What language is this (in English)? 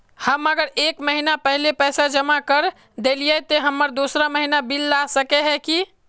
Magahi